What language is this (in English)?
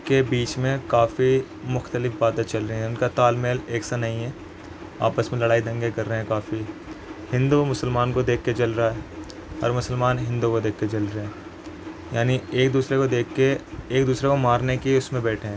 Urdu